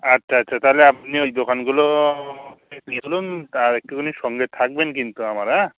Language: Bangla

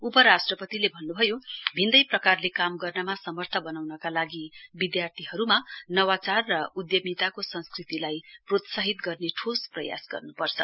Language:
Nepali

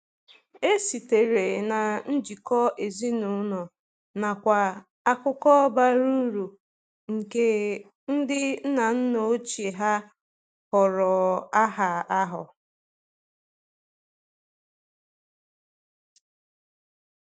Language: Igbo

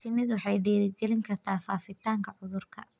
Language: Somali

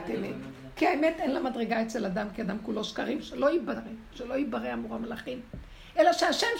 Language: Hebrew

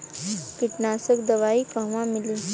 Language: Bhojpuri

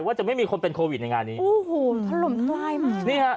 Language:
Thai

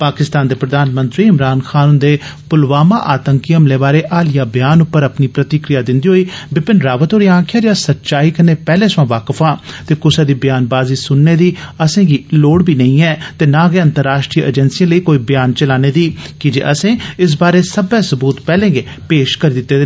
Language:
Dogri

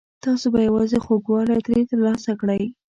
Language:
Pashto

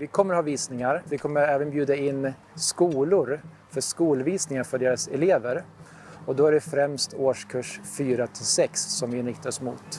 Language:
Swedish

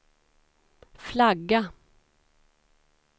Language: Swedish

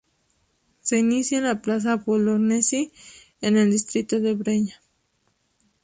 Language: Spanish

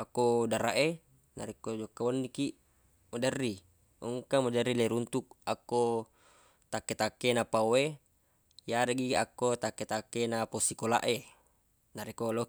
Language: Buginese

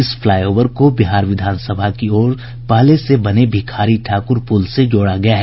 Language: Hindi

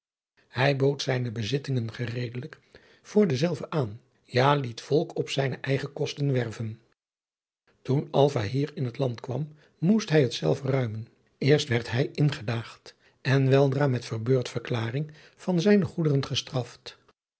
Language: Dutch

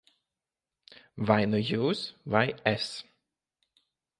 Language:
Latvian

